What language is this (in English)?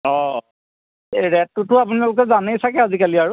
Assamese